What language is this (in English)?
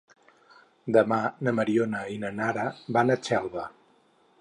Catalan